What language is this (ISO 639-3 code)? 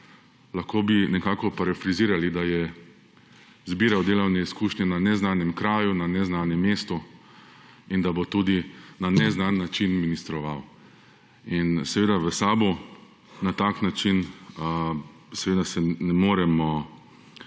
slv